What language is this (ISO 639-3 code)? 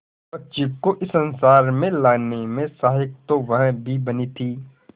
hin